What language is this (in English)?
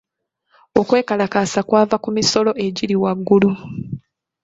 Ganda